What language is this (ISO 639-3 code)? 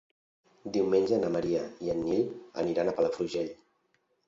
cat